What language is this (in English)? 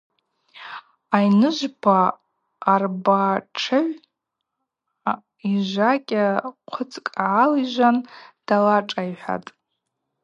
Abaza